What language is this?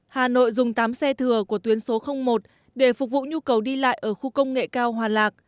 Vietnamese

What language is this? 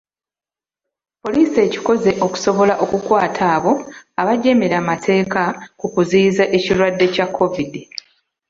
Ganda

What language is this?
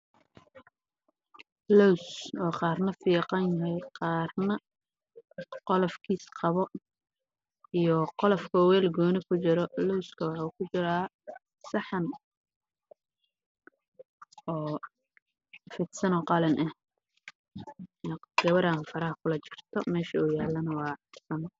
Somali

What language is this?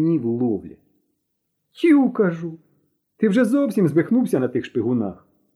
Ukrainian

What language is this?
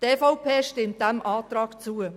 Swiss German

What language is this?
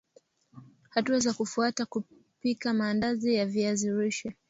Swahili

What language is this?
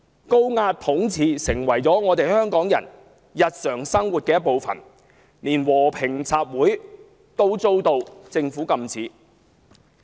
Cantonese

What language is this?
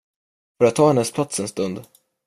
Swedish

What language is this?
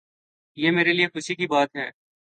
Urdu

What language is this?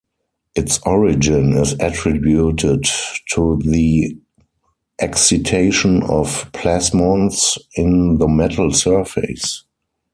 English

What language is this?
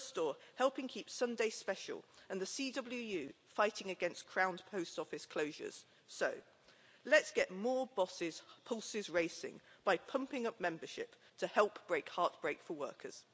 English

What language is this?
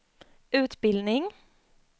Swedish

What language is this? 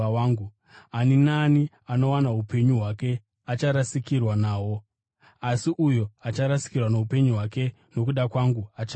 Shona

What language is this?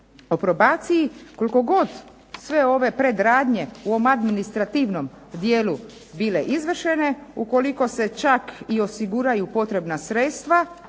Croatian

